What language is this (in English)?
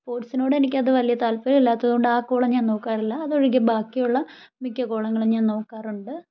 Malayalam